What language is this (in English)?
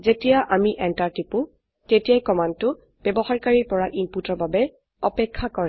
Assamese